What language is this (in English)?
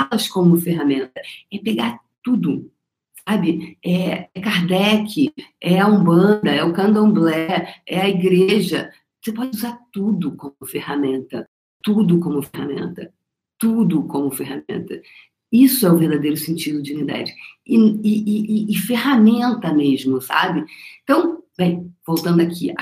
Portuguese